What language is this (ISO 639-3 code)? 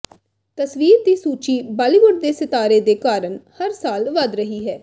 pan